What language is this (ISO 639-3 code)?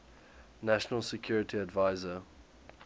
eng